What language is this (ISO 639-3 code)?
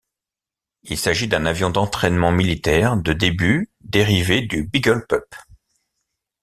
fra